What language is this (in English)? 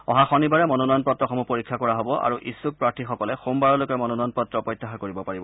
Assamese